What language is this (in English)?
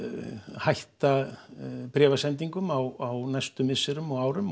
Icelandic